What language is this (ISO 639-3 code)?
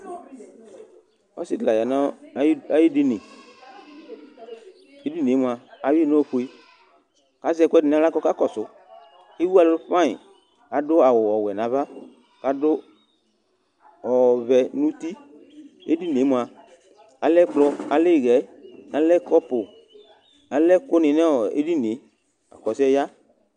kpo